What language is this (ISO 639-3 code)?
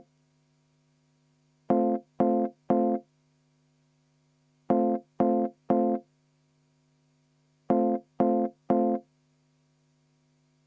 est